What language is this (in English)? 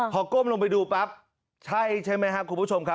Thai